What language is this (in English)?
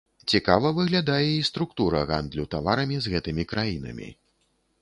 Belarusian